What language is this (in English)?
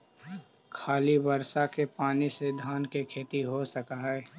Magahi